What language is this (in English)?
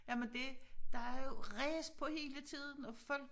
Danish